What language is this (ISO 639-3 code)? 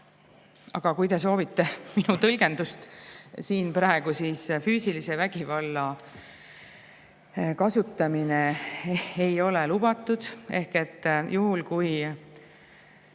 est